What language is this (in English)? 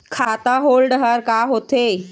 Chhattisgarhi